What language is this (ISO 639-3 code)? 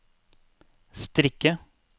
nor